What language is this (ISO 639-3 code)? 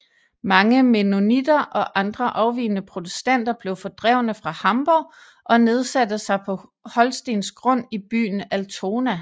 dan